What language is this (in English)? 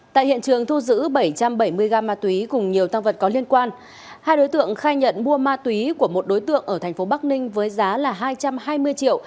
Vietnamese